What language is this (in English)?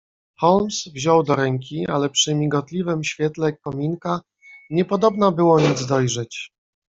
Polish